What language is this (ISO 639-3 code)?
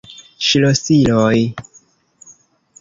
epo